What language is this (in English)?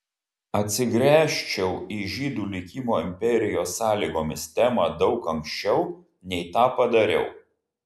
Lithuanian